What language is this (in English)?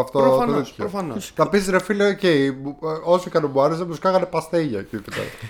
Greek